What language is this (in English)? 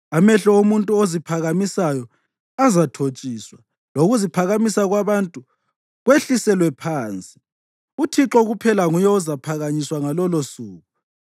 North Ndebele